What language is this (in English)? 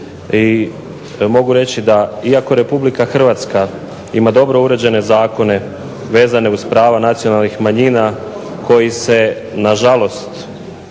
Croatian